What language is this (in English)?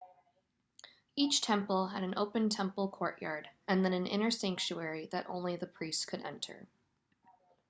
English